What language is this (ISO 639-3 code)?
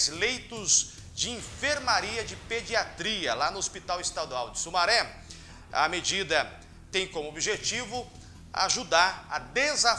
por